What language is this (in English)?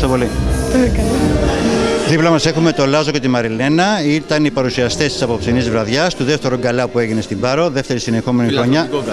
Greek